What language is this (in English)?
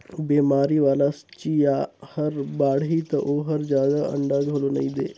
Chhattisgarhi